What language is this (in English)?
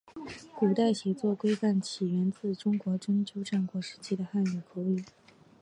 Chinese